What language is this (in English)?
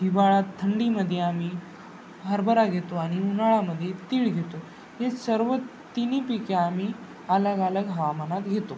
Marathi